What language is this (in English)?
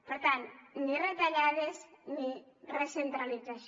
Catalan